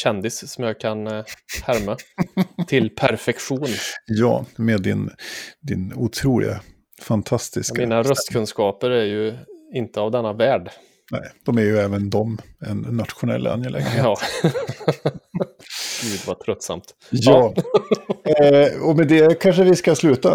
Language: Swedish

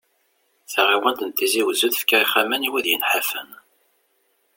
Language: Kabyle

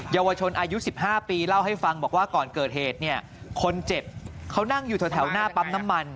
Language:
Thai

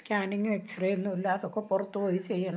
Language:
Malayalam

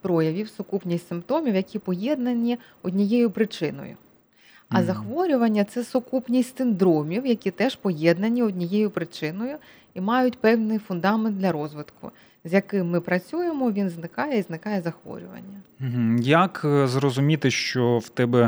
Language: Ukrainian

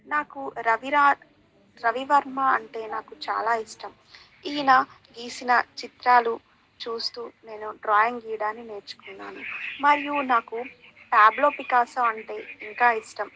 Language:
Telugu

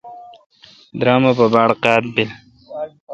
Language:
Kalkoti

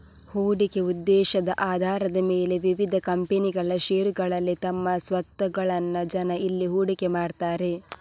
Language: Kannada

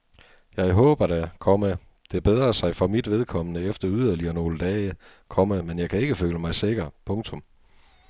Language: Danish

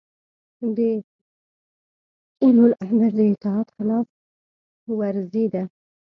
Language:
Pashto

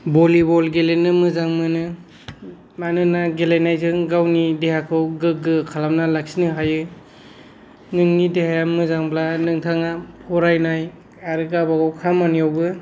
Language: Bodo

